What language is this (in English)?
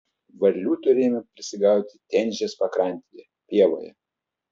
Lithuanian